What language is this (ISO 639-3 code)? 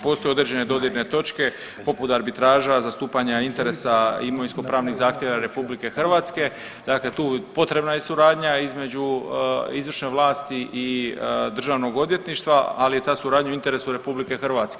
hrv